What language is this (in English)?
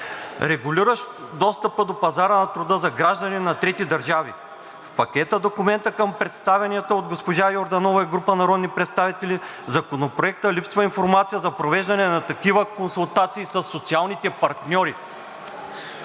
Bulgarian